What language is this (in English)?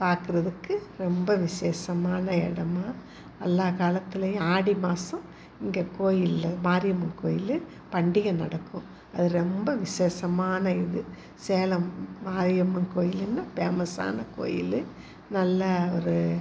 Tamil